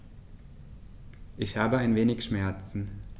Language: German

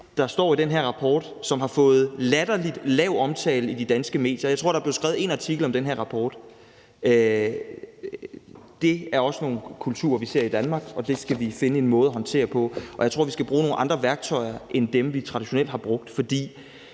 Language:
Danish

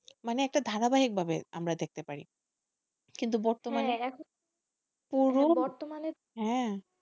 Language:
Bangla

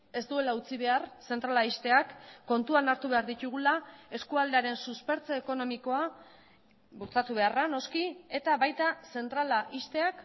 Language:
Basque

